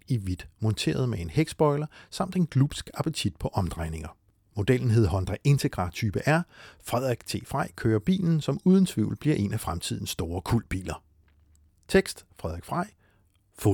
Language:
Danish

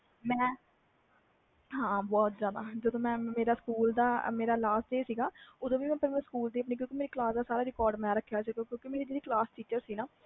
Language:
Punjabi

